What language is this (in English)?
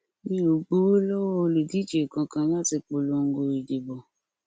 Yoruba